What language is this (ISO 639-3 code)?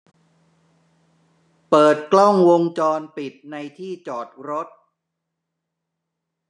tha